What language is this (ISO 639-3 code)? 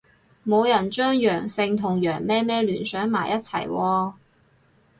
yue